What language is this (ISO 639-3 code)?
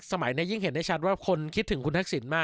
tha